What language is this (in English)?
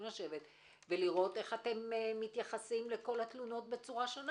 Hebrew